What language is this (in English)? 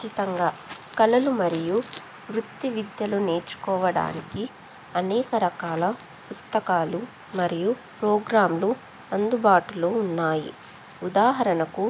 Telugu